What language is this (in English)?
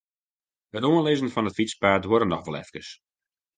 Western Frisian